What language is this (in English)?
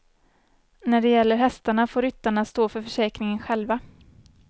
Swedish